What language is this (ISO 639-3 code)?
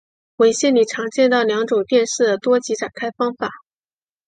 zho